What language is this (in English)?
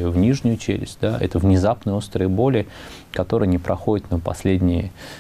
Russian